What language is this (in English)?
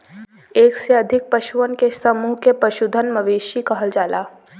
Bhojpuri